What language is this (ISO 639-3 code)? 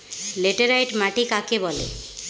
ben